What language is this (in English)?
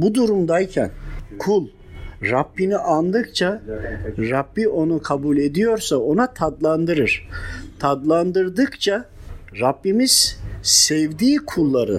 Turkish